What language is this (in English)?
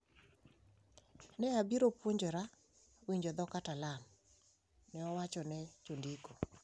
Luo (Kenya and Tanzania)